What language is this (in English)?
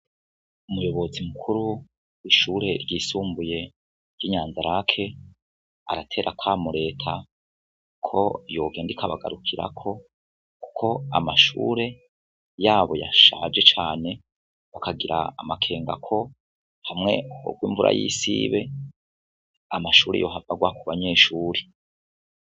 Rundi